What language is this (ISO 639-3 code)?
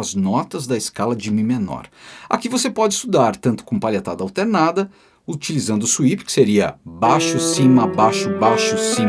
por